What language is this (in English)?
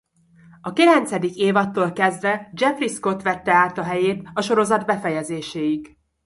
Hungarian